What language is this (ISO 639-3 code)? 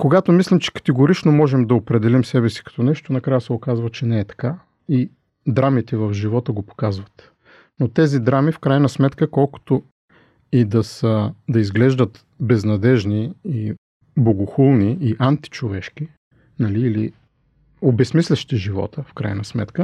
bul